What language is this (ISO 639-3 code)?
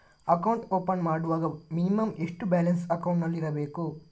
kan